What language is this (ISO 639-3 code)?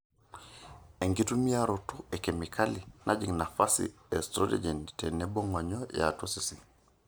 mas